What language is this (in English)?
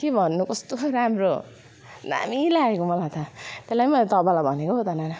Nepali